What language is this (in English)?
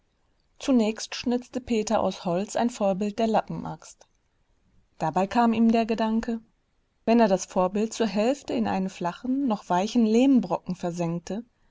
German